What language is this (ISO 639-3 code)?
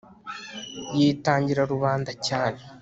kin